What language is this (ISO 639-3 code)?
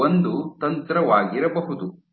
kan